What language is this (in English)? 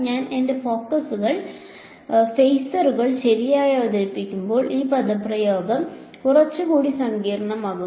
Malayalam